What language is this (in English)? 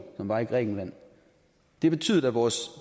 Danish